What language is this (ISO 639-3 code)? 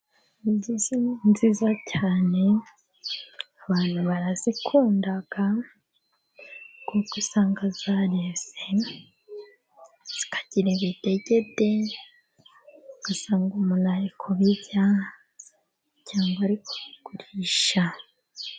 kin